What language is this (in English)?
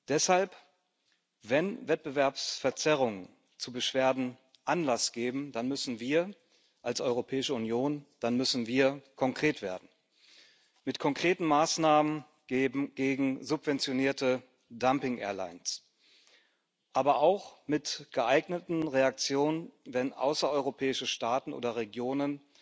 German